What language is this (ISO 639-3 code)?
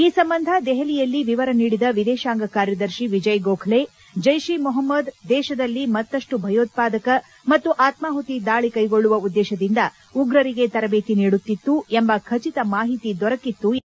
kan